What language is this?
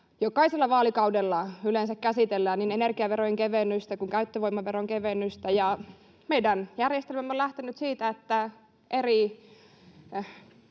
Finnish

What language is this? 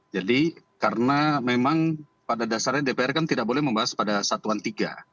Indonesian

